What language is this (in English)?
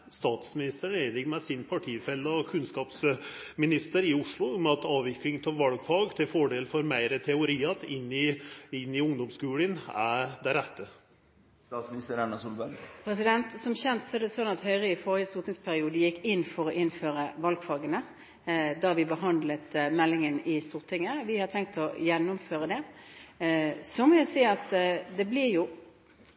Norwegian